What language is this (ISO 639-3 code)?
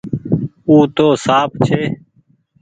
gig